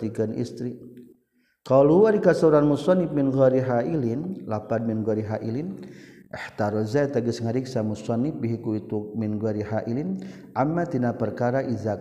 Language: Malay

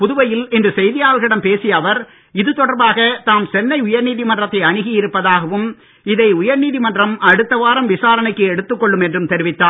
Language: Tamil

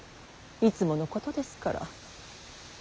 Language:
Japanese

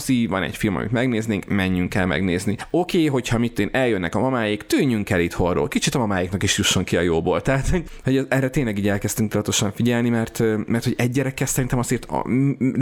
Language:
Hungarian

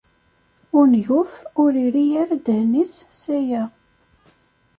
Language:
Kabyle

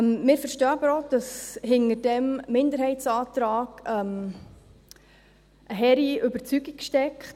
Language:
Swiss German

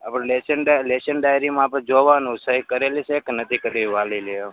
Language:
Gujarati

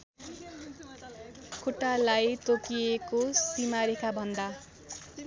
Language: Nepali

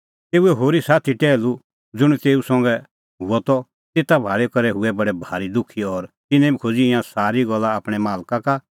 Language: Kullu Pahari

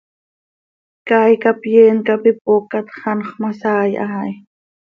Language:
Seri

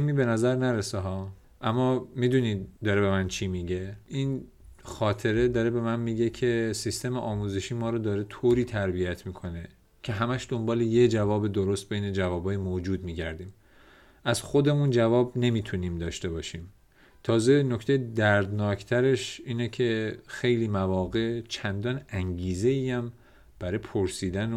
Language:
Persian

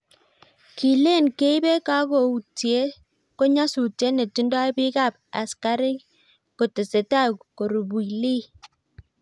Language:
Kalenjin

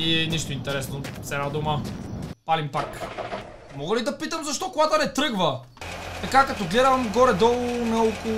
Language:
Bulgarian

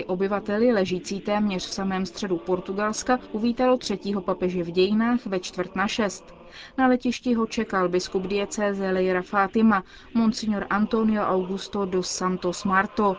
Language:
Czech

